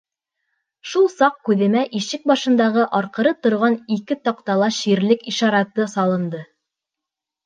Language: Bashkir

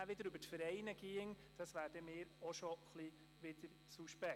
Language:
Swiss German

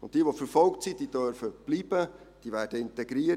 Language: Swiss German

